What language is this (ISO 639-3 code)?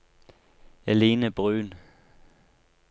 nor